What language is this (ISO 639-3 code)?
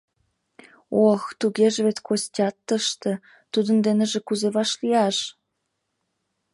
chm